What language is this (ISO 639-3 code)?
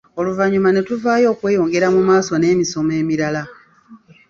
lug